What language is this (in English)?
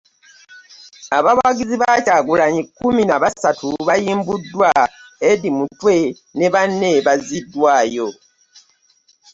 Ganda